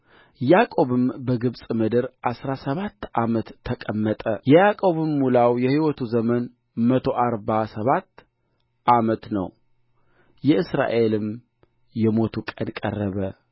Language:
Amharic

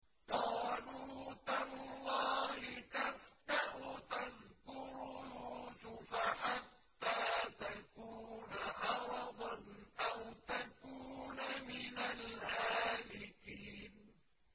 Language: Arabic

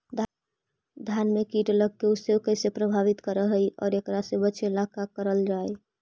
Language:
Magahi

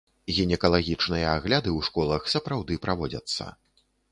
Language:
Belarusian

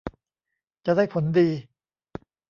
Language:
Thai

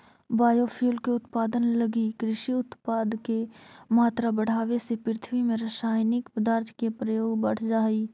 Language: Magahi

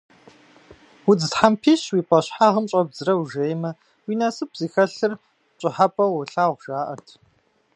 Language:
Kabardian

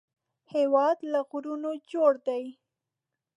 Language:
Pashto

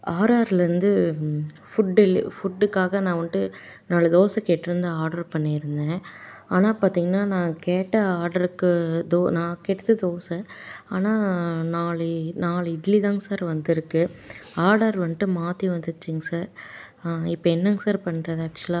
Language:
Tamil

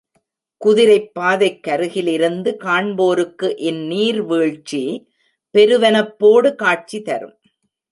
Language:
Tamil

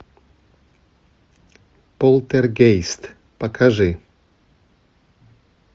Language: Russian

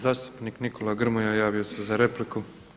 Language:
Croatian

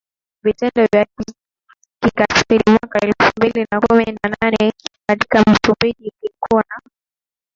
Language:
Swahili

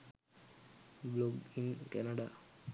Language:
Sinhala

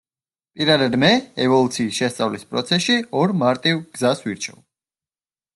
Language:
Georgian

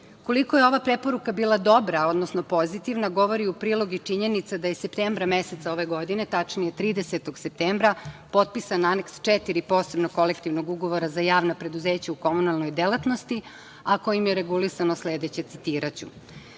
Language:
Serbian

